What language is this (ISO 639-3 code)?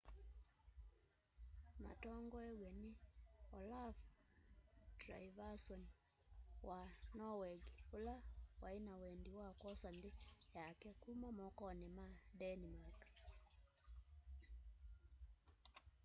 kam